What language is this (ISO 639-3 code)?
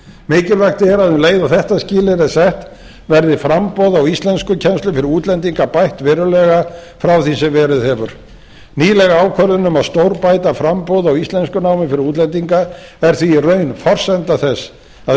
isl